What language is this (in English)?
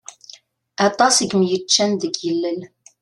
Kabyle